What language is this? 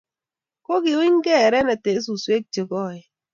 Kalenjin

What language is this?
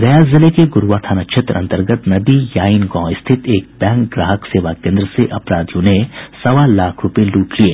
Hindi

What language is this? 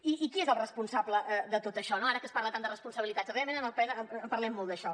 Catalan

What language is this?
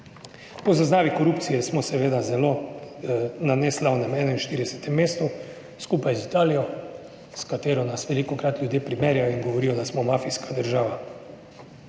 Slovenian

